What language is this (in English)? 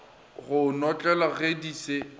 Northern Sotho